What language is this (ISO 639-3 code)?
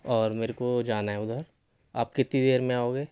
urd